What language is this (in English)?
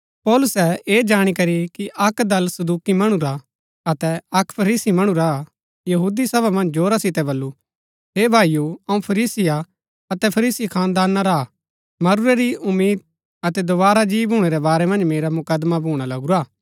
Gaddi